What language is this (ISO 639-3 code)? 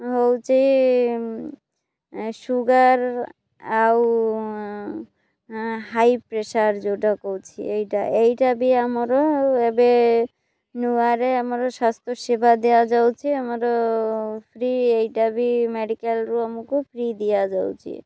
ori